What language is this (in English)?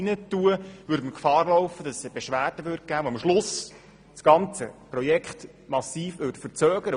Swiss German